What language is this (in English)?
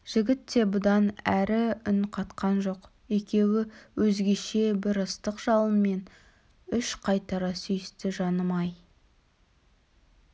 Kazakh